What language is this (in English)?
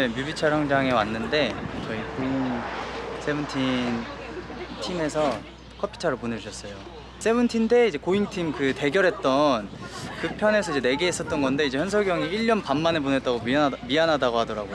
Korean